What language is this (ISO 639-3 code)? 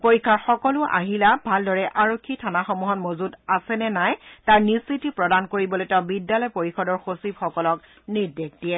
asm